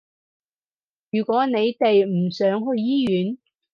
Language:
Cantonese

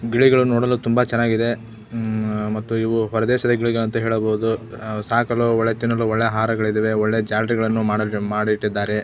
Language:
Kannada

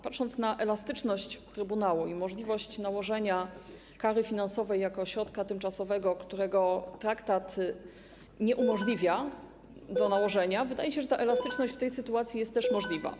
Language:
Polish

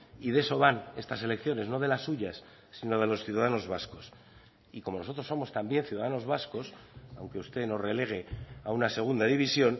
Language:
Spanish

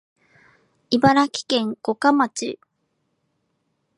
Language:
Japanese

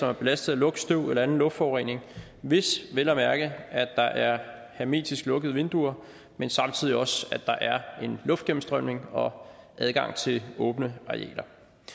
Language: Danish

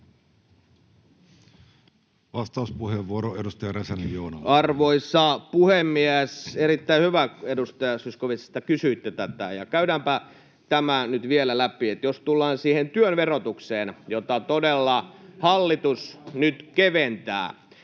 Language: Finnish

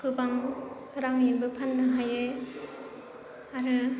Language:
Bodo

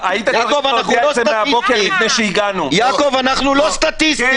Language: Hebrew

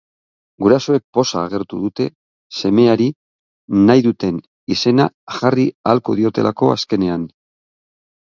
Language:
Basque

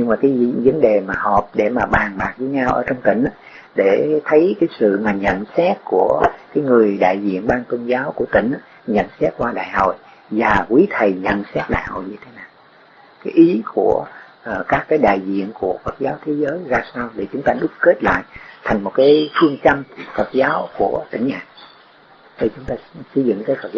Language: Vietnamese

